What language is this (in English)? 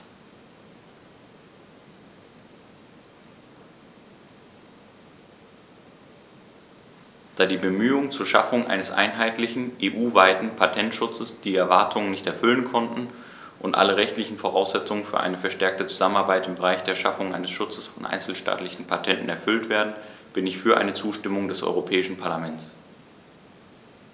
German